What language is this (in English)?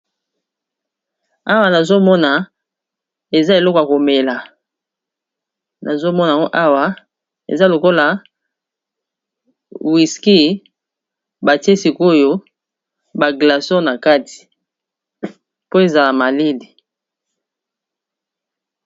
Lingala